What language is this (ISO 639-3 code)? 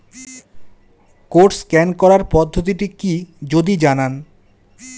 ben